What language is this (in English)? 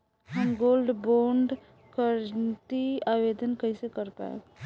Bhojpuri